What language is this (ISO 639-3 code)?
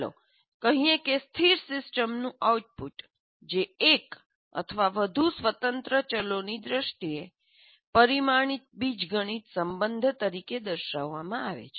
guj